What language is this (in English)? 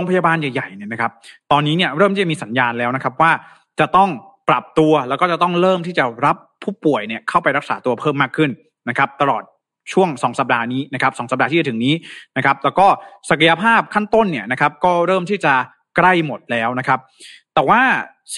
Thai